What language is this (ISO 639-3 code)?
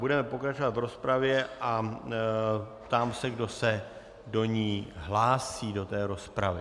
ces